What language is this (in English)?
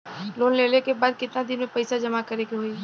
Bhojpuri